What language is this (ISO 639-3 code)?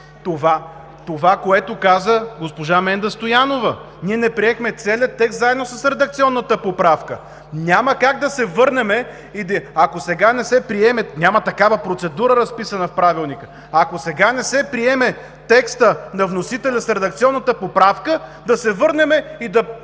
bul